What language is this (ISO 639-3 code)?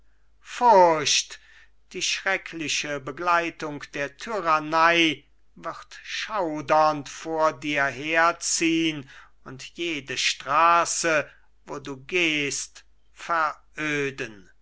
deu